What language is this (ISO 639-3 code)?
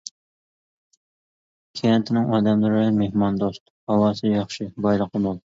uig